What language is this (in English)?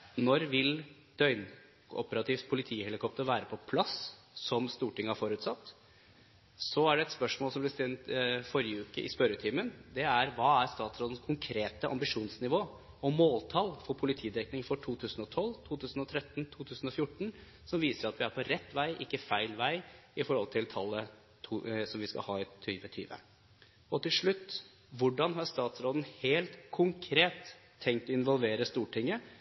Norwegian Bokmål